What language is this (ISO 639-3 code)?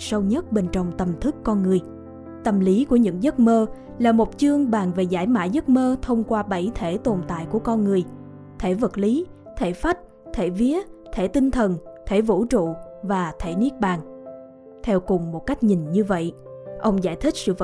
vie